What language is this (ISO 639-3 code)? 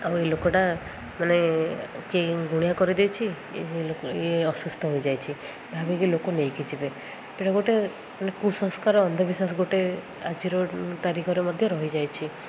ori